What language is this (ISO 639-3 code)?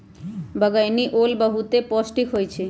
mag